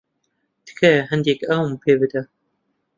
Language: Central Kurdish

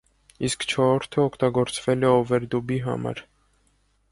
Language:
Armenian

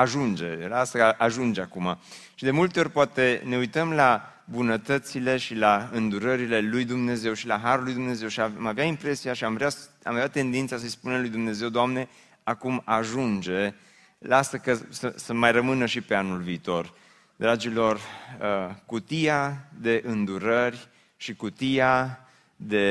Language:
Romanian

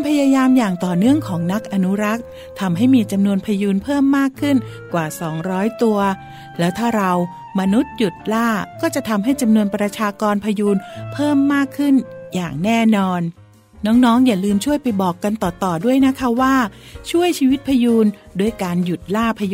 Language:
Thai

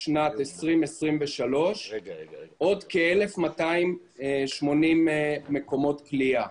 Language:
Hebrew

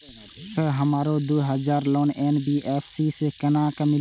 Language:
Maithili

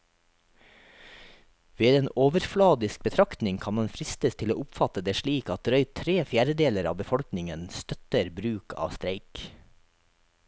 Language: Norwegian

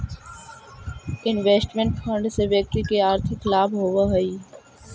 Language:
Magahi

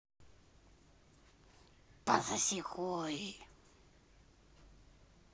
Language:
Russian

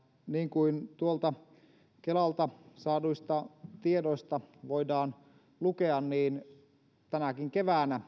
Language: Finnish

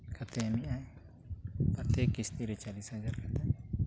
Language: Santali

